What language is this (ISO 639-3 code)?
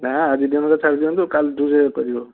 ori